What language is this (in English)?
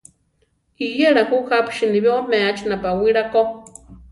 Central Tarahumara